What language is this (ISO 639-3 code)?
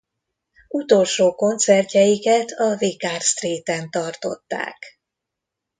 hun